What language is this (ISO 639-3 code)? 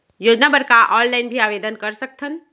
hne